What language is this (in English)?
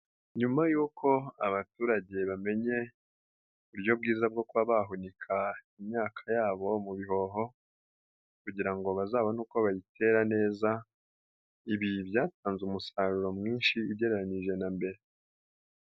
Kinyarwanda